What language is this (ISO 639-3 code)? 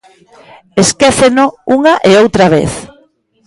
glg